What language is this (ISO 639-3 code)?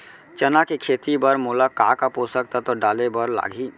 hne